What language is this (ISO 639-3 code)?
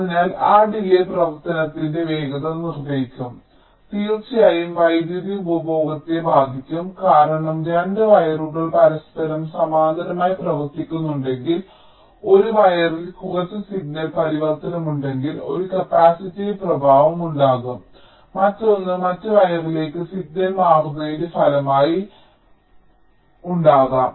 mal